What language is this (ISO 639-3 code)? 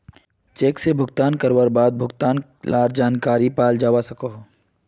mag